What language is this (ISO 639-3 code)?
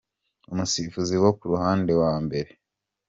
kin